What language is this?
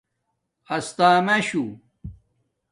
Domaaki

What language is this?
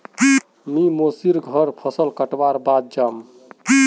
Magahi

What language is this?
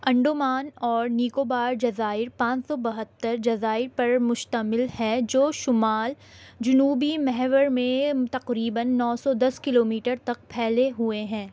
Urdu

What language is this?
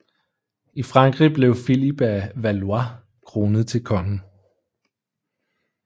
Danish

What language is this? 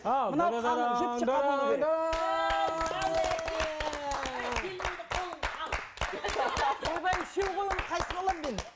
Kazakh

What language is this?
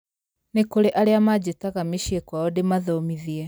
Kikuyu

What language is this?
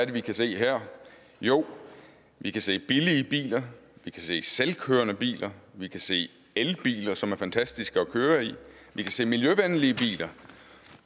Danish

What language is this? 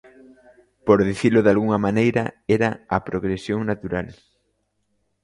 Galician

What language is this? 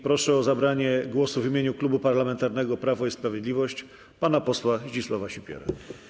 Polish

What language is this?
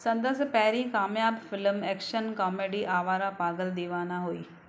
Sindhi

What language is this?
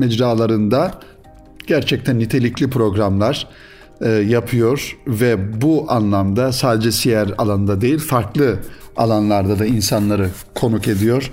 Turkish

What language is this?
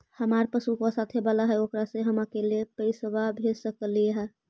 Magahi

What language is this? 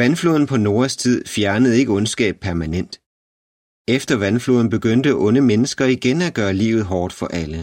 Danish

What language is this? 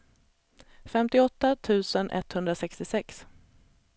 Swedish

